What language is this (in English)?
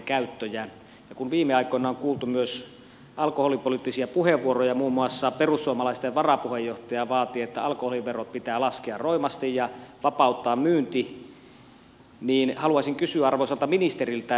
Finnish